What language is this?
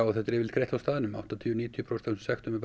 Icelandic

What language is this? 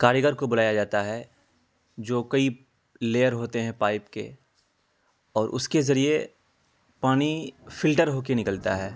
Urdu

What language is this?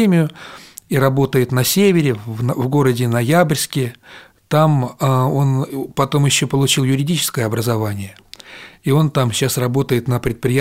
Russian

